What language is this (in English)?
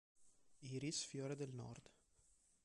Italian